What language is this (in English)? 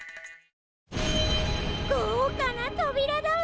Japanese